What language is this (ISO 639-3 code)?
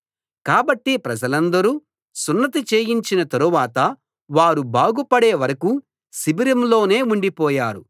tel